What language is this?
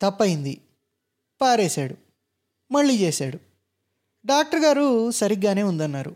Telugu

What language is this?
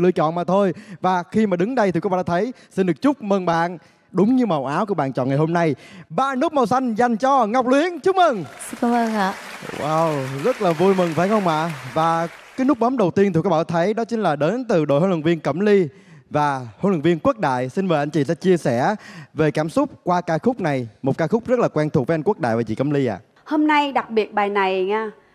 Vietnamese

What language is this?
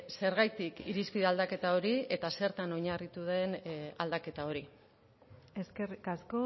Basque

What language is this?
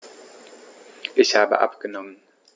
German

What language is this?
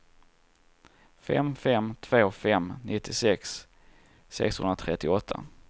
Swedish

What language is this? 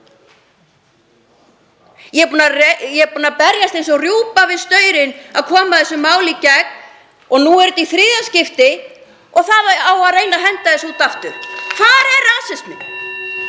Icelandic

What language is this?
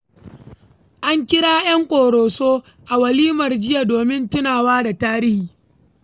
Hausa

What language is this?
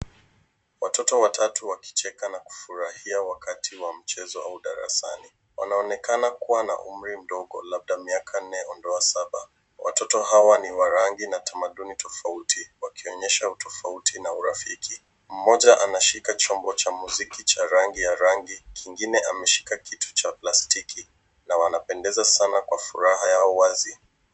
Swahili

